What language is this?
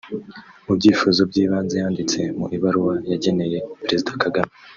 Kinyarwanda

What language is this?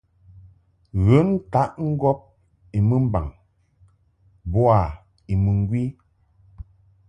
Mungaka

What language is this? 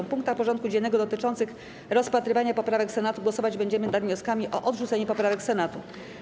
Polish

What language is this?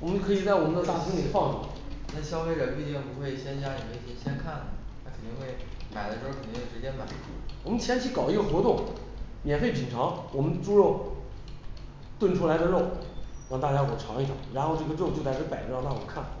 Chinese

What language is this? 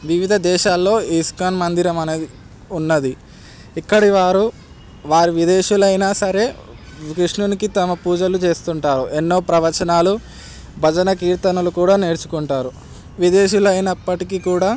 Telugu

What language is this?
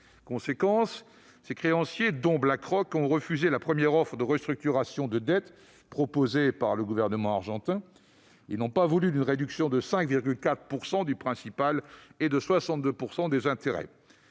French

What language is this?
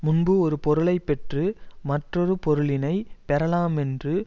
Tamil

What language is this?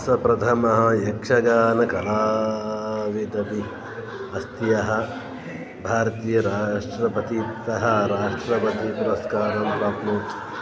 Sanskrit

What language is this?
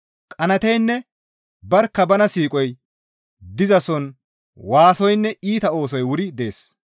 Gamo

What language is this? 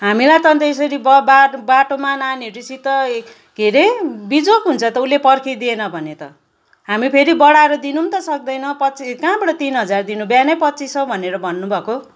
Nepali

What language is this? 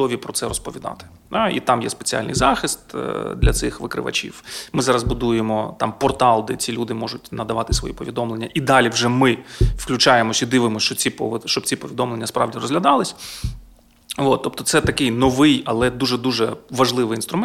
Ukrainian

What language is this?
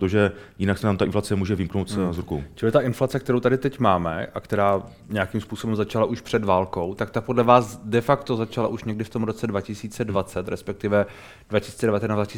Czech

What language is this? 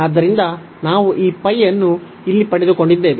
Kannada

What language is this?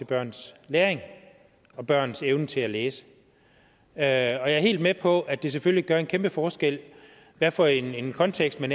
Danish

